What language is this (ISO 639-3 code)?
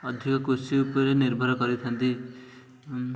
ori